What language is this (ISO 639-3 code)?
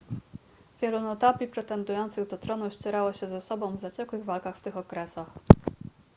pol